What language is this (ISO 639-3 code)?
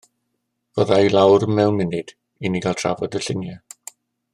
cym